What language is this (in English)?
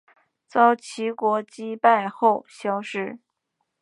Chinese